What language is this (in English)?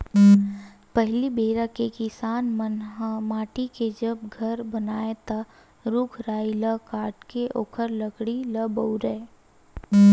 Chhattisgarhi